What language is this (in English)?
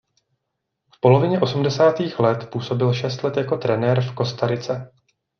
Czech